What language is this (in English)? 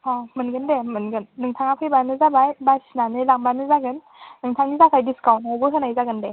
Bodo